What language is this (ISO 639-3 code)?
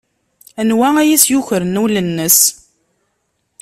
kab